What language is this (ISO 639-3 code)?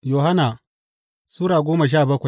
hau